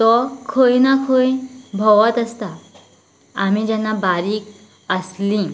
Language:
Konkani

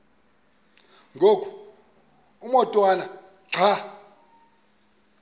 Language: Xhosa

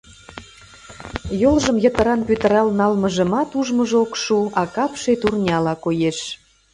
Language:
Mari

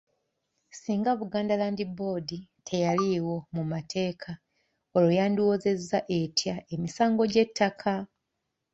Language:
Ganda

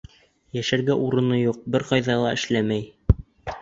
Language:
Bashkir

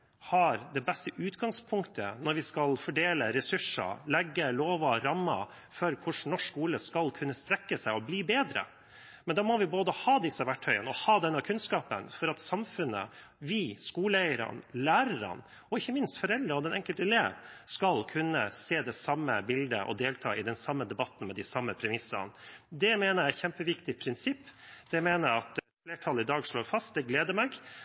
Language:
Norwegian Bokmål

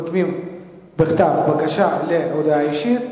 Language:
Hebrew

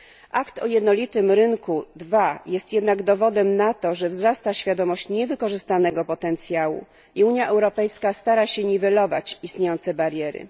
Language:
Polish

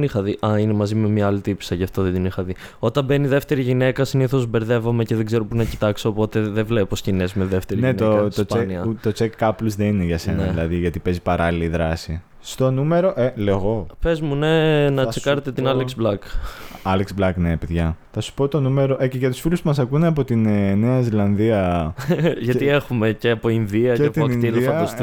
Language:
Greek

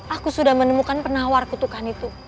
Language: Indonesian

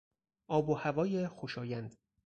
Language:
Persian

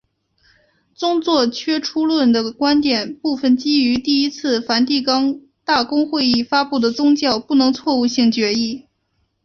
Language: Chinese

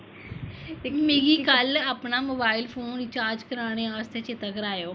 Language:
Dogri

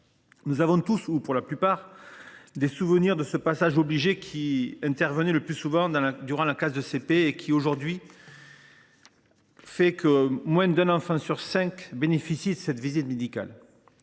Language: French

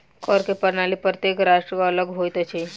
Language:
Maithili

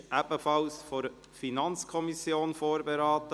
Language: Swiss German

